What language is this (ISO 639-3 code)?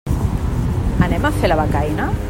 cat